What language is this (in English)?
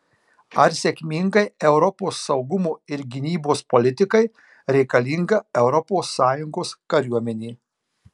Lithuanian